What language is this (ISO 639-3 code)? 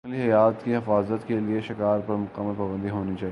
urd